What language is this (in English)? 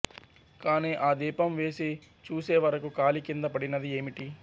Telugu